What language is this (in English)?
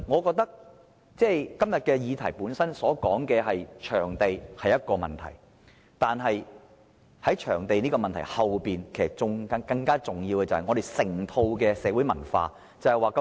Cantonese